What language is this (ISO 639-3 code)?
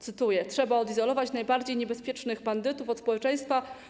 pol